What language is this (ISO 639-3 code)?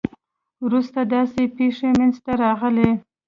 pus